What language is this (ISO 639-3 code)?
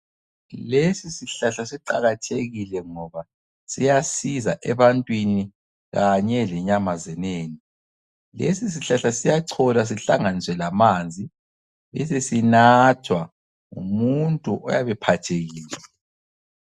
nde